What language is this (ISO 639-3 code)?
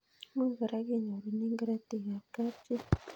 kln